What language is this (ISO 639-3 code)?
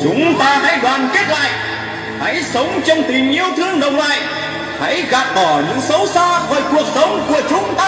vie